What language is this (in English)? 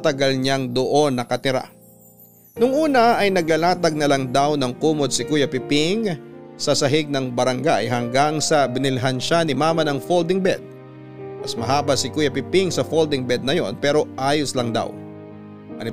Filipino